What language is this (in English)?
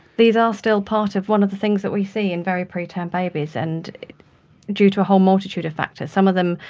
English